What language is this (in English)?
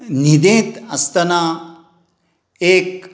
Konkani